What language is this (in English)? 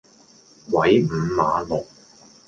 Cantonese